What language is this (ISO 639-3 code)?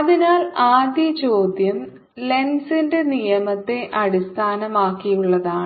mal